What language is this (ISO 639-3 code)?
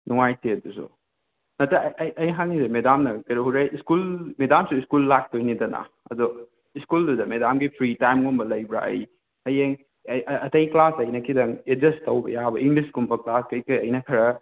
mni